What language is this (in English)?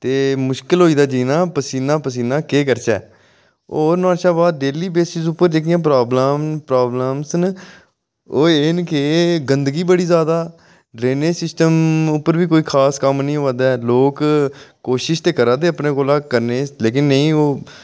Dogri